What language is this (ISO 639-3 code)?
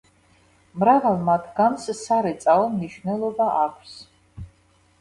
kat